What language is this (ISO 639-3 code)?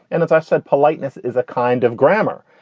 eng